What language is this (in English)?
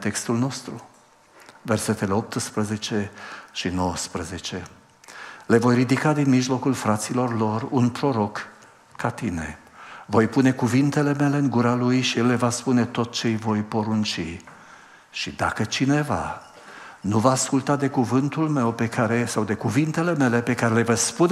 Romanian